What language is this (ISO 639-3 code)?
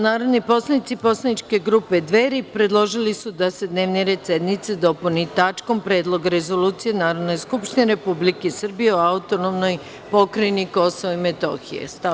srp